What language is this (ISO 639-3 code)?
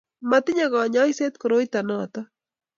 kln